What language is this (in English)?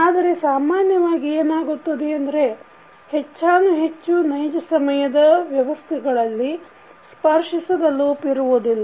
Kannada